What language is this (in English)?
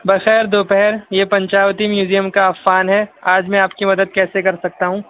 Urdu